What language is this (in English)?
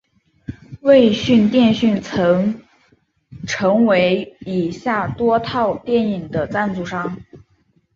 Chinese